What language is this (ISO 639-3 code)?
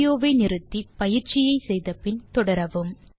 tam